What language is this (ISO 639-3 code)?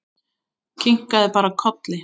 isl